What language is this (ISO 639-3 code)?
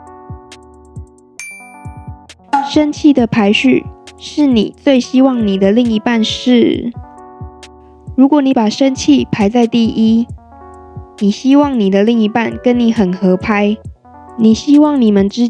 zho